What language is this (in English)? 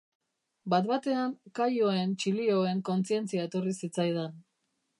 Basque